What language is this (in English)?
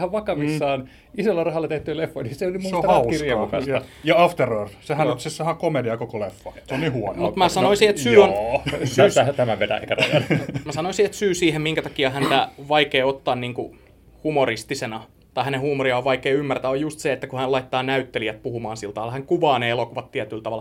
Finnish